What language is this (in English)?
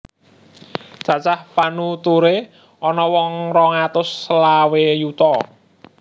Javanese